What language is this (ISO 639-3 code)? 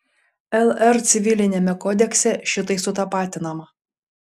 lit